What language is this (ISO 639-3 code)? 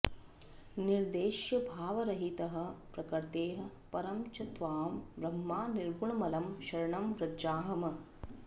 san